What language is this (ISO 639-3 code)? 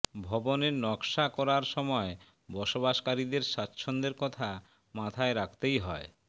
ben